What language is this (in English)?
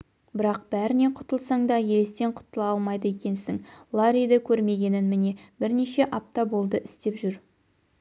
Kazakh